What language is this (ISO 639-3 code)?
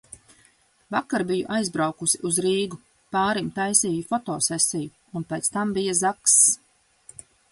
lav